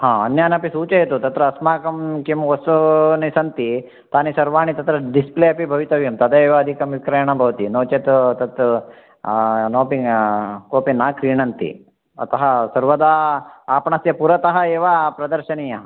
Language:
Sanskrit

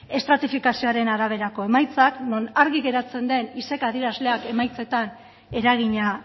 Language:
Basque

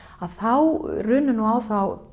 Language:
Icelandic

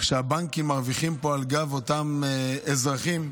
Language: Hebrew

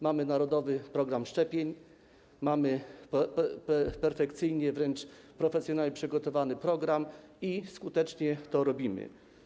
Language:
Polish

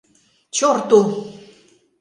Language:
Mari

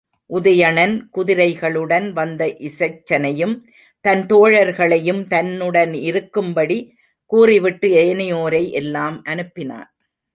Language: Tamil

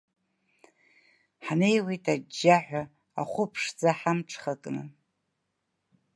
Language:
Abkhazian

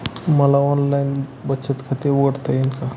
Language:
Marathi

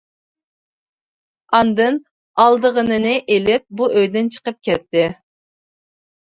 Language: Uyghur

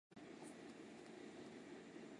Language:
Chinese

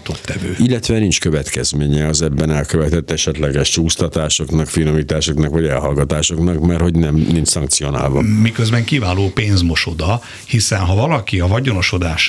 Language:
Hungarian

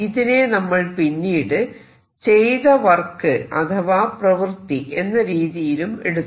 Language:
Malayalam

